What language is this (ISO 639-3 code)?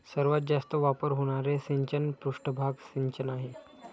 mar